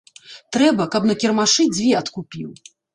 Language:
Belarusian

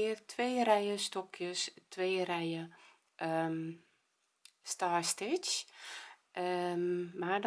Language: Dutch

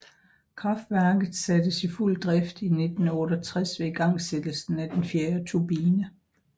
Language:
Danish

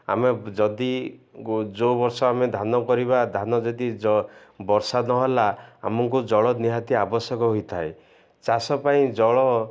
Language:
Odia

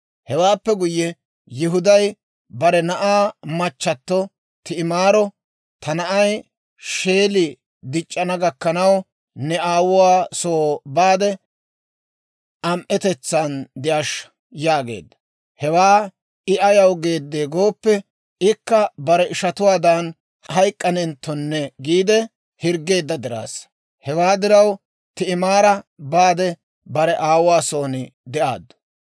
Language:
Dawro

